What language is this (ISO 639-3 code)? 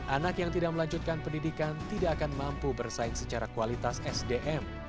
ind